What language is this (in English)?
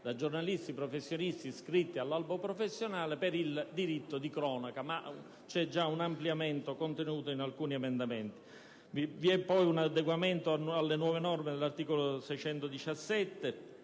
Italian